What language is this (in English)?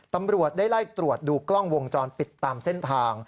Thai